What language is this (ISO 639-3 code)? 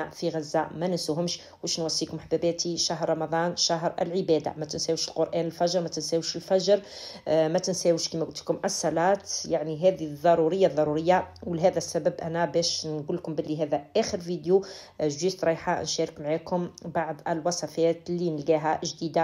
ara